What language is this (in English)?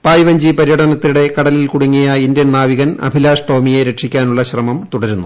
Malayalam